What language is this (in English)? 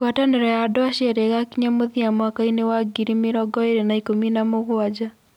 Kikuyu